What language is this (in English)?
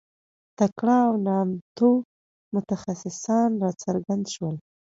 Pashto